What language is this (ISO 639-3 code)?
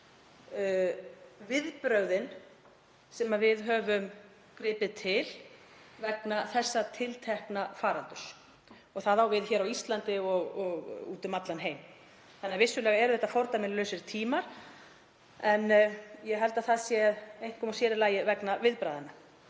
isl